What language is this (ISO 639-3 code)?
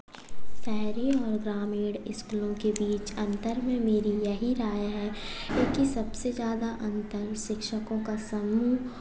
hin